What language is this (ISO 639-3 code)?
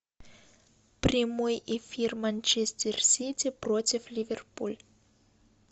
rus